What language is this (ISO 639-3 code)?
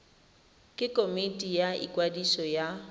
tsn